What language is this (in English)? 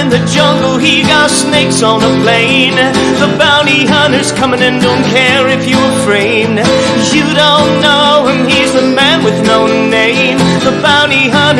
English